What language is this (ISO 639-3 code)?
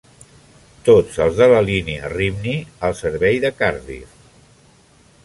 cat